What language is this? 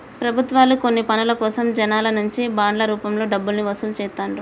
Telugu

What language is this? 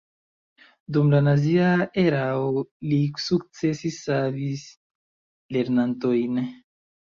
Esperanto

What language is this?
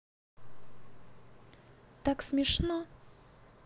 Russian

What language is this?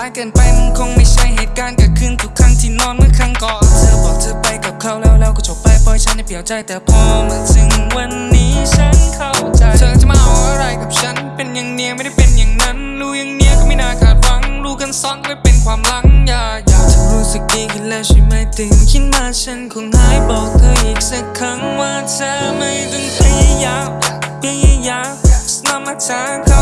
Thai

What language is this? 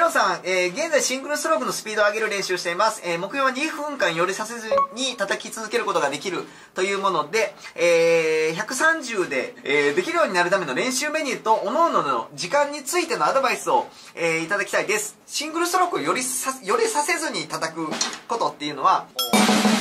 Japanese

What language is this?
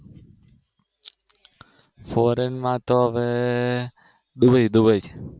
Gujarati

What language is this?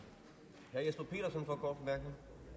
Danish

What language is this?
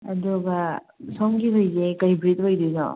Manipuri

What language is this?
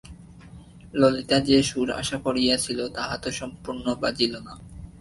Bangla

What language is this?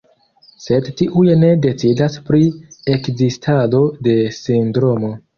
Esperanto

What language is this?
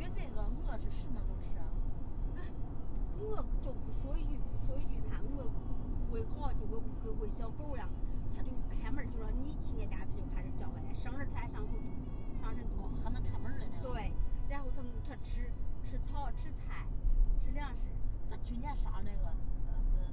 Chinese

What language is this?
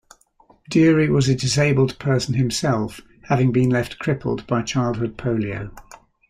English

